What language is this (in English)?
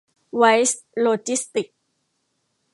Thai